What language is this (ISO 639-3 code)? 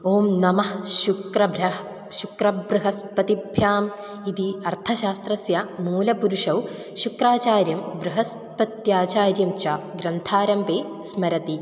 san